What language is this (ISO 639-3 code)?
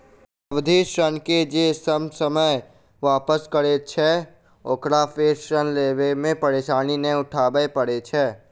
mai